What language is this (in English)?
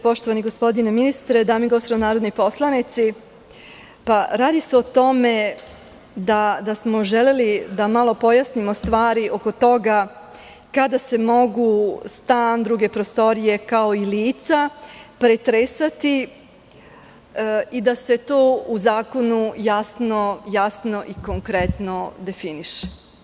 Serbian